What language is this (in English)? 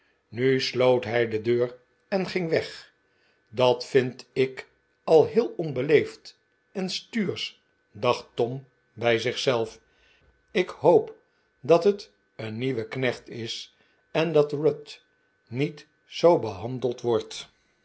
Dutch